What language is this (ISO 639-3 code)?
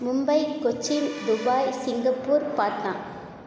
tam